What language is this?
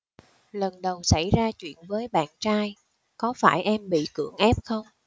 Vietnamese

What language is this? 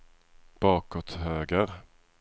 Swedish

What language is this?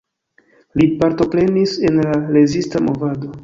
Esperanto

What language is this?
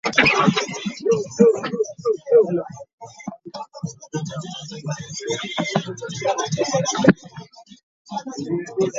Ganda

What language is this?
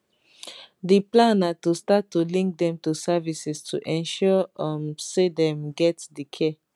Nigerian Pidgin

